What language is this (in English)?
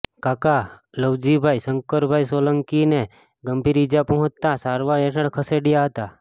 Gujarati